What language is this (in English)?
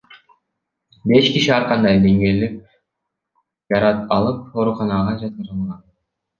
Kyrgyz